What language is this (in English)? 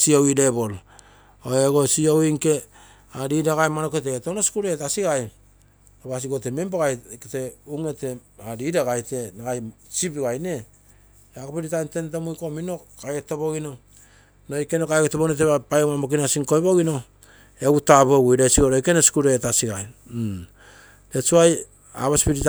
Terei